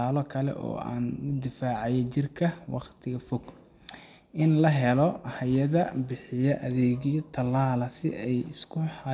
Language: Somali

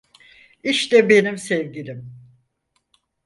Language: Turkish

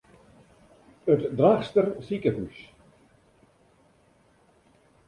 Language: Western Frisian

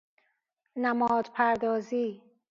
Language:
Persian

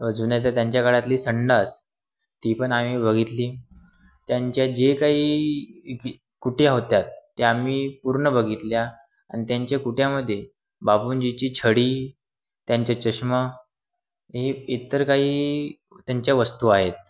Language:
Marathi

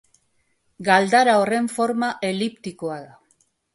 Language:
Basque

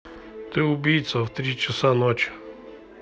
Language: Russian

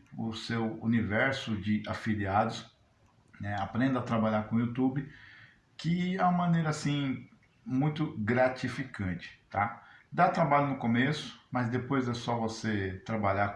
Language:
Portuguese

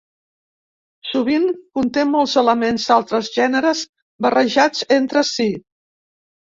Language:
Catalan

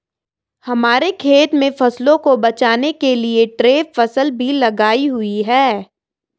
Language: Hindi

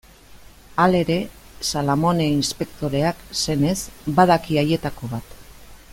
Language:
Basque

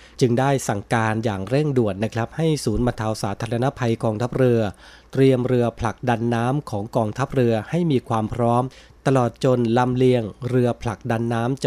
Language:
Thai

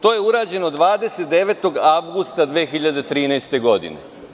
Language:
Serbian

